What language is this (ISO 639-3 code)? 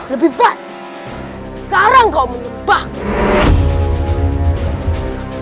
ind